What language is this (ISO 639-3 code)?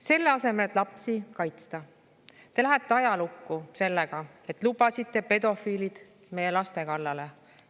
est